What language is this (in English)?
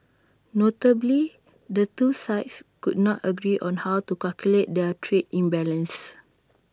English